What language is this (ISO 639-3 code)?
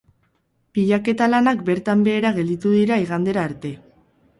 eus